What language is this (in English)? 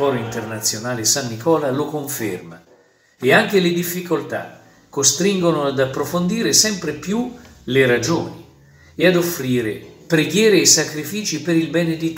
Italian